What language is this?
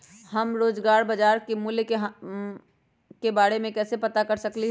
Magahi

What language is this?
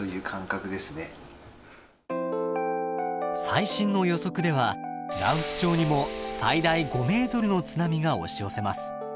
Japanese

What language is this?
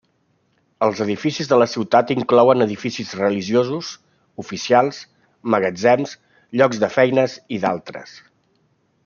Catalan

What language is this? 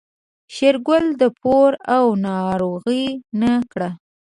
Pashto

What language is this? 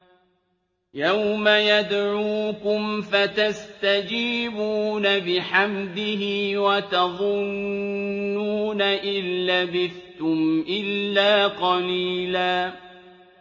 Arabic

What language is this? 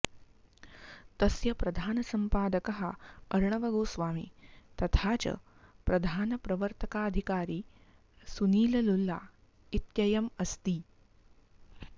Sanskrit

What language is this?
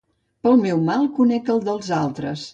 Catalan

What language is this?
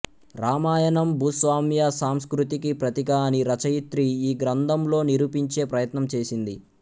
Telugu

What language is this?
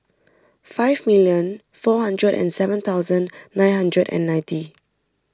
English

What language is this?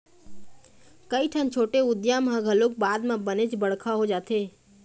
Chhattisgarhi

